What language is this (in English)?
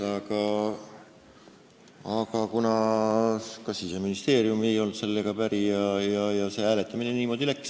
Estonian